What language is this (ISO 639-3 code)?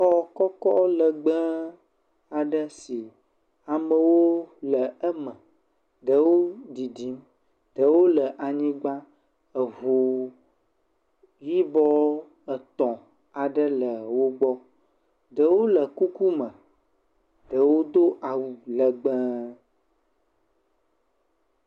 ewe